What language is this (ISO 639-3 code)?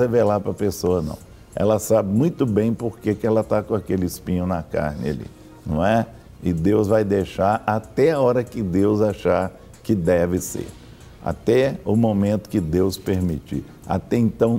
por